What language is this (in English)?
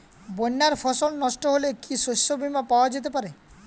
Bangla